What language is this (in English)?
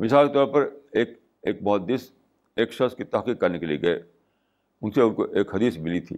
Urdu